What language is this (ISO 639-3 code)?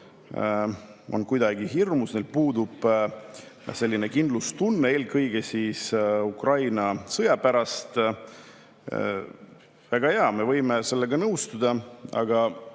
est